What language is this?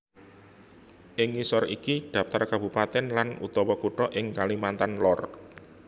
Javanese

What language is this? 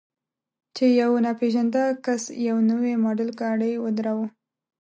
Pashto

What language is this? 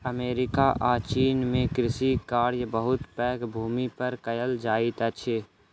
Maithili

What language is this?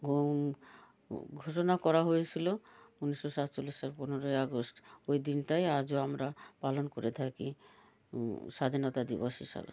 Bangla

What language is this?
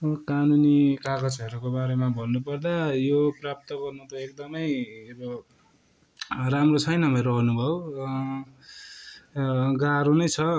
Nepali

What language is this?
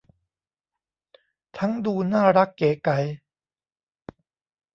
Thai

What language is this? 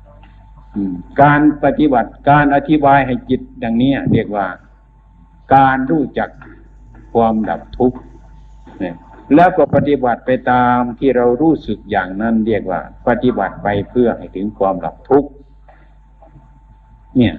Thai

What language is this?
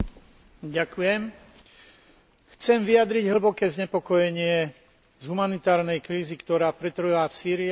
Slovak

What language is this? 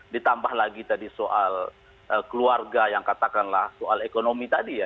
Indonesian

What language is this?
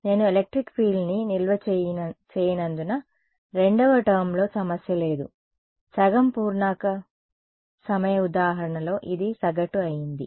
Telugu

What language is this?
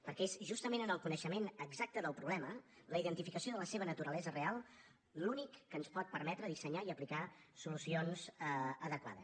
Catalan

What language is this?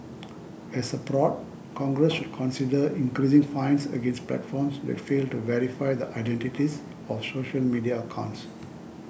English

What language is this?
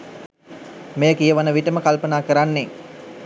Sinhala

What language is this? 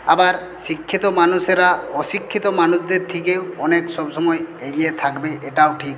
Bangla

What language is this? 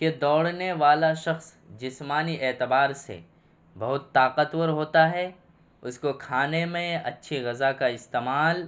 Urdu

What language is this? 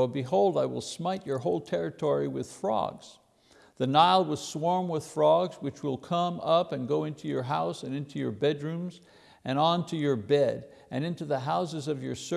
English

